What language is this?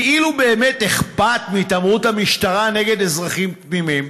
Hebrew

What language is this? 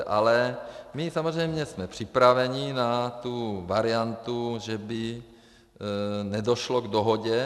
Czech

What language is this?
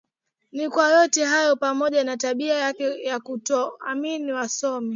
Swahili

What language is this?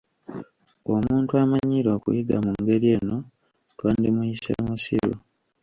Ganda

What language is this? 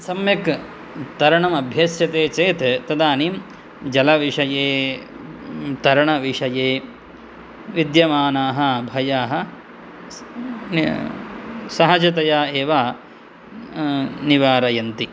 Sanskrit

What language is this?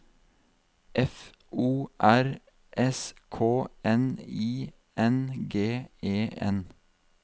Norwegian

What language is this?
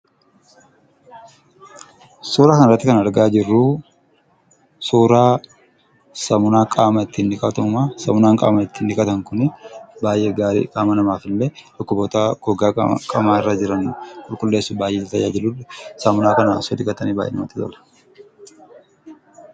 Oromo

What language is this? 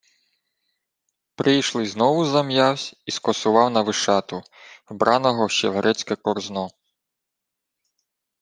Ukrainian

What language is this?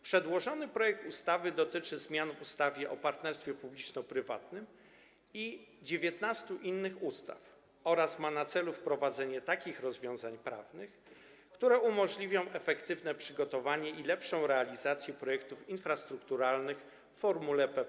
Polish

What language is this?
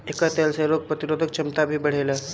Bhojpuri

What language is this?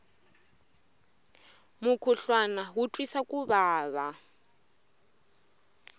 Tsonga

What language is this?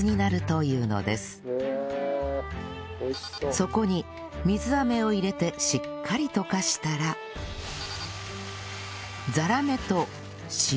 Japanese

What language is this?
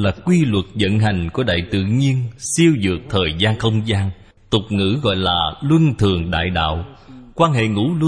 Vietnamese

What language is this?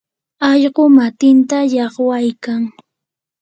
Yanahuanca Pasco Quechua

